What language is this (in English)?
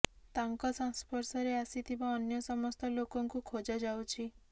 Odia